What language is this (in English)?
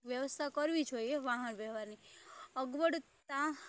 Gujarati